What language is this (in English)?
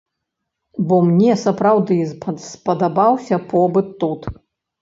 Belarusian